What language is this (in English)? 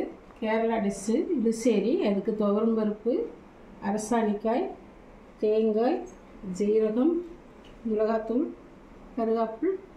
Romanian